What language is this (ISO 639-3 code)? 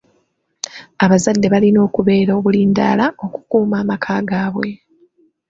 lug